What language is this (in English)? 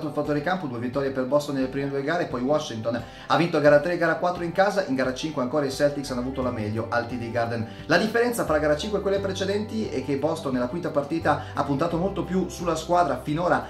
Italian